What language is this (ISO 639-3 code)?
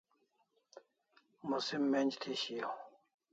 kls